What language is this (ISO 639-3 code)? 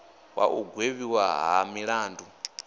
ven